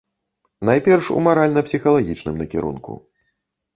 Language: Belarusian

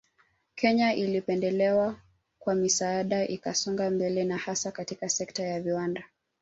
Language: Swahili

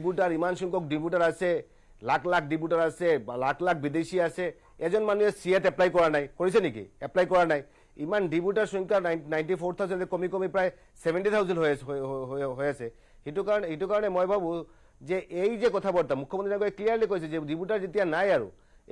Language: Bangla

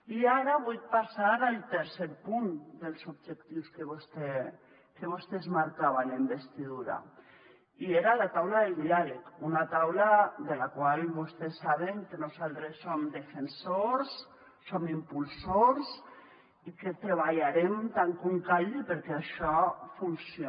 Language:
Catalan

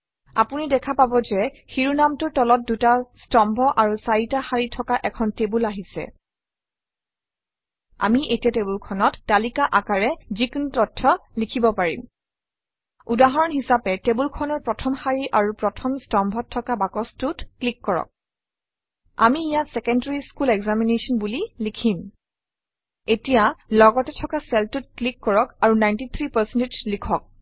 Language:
Assamese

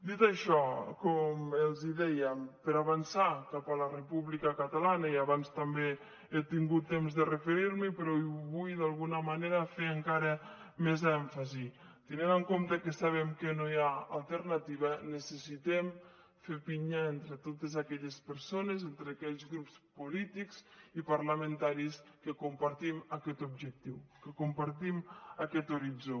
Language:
Catalan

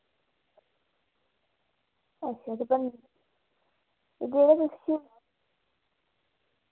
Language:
Dogri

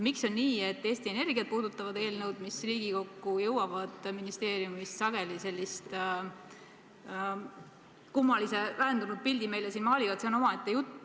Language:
Estonian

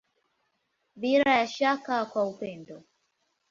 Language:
Swahili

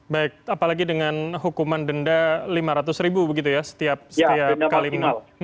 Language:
Indonesian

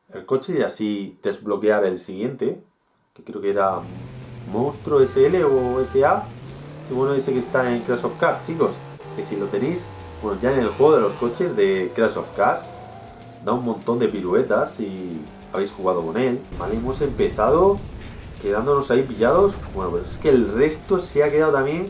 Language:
Spanish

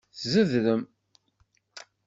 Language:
Kabyle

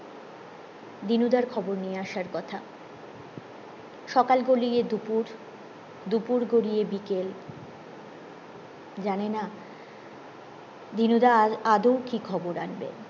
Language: Bangla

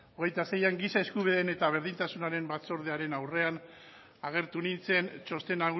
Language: Basque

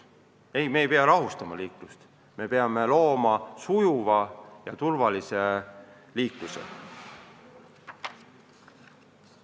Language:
Estonian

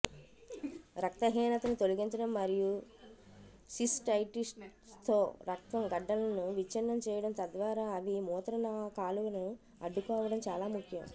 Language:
Telugu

